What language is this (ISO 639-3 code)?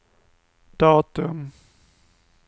swe